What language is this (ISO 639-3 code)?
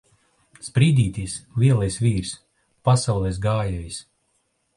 lav